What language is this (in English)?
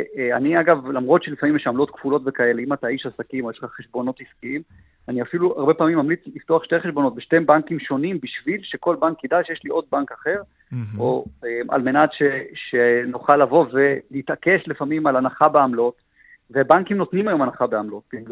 Hebrew